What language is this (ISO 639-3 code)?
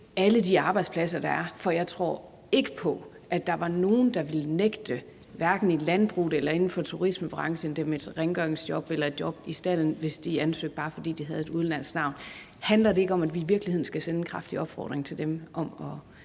dan